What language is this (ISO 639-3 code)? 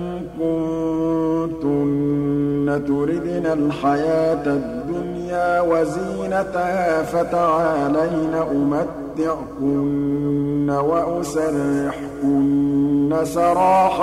ara